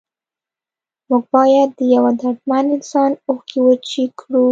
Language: Pashto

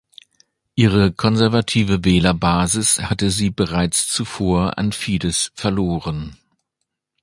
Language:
German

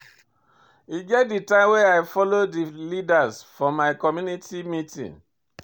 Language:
Nigerian Pidgin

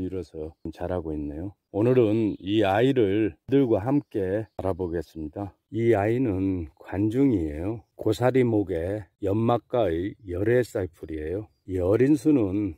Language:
Korean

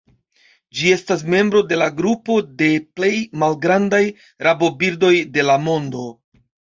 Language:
Esperanto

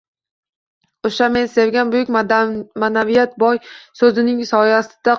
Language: Uzbek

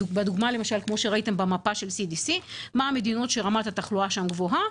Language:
Hebrew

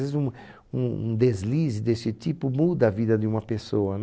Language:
Portuguese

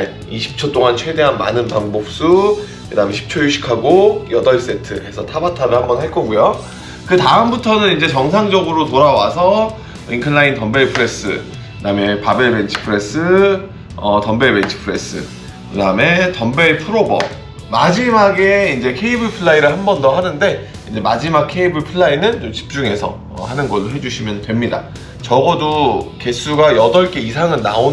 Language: Korean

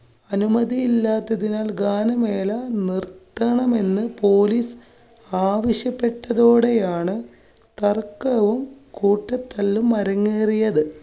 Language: Malayalam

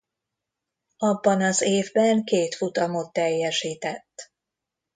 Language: Hungarian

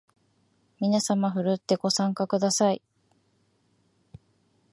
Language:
Japanese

